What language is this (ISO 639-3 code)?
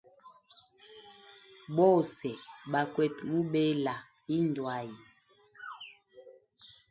hem